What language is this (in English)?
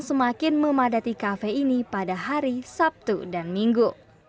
Indonesian